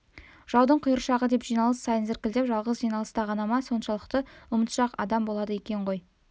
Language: Kazakh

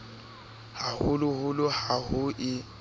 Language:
Southern Sotho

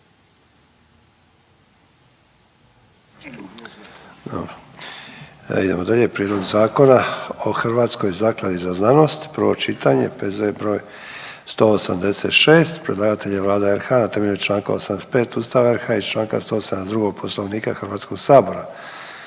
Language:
Croatian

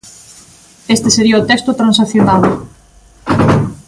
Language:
Galician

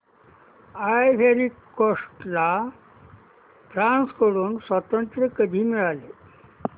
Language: Marathi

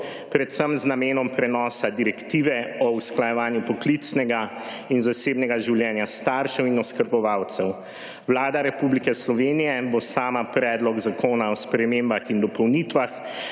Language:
Slovenian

